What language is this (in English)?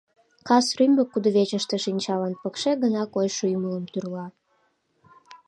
Mari